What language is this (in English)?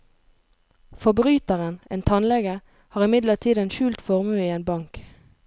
Norwegian